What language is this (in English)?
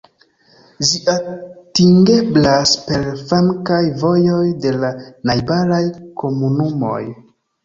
Esperanto